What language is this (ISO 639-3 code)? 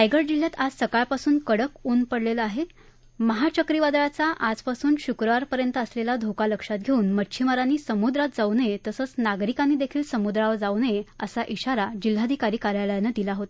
mar